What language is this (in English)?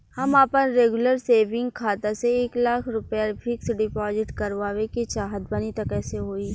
Bhojpuri